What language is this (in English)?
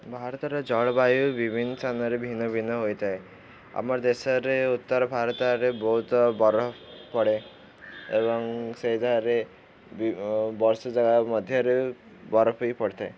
Odia